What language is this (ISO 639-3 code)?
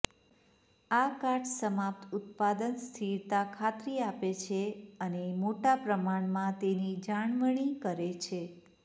guj